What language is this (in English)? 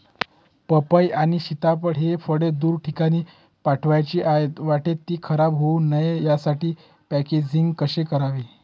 Marathi